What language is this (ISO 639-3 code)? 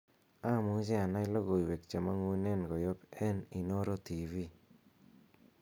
kln